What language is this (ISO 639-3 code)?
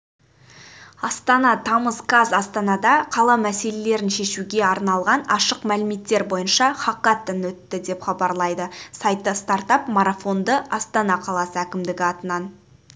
kaz